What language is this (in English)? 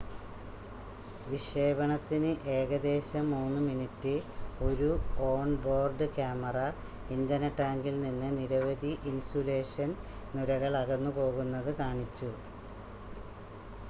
Malayalam